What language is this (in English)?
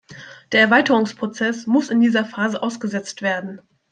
German